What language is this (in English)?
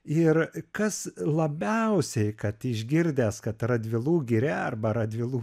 Lithuanian